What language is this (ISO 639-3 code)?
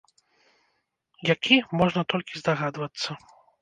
bel